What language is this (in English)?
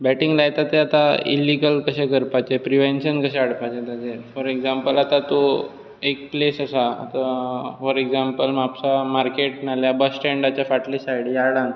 Konkani